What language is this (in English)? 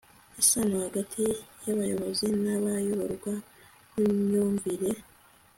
Kinyarwanda